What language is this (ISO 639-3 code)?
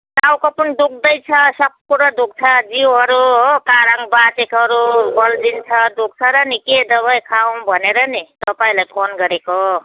nep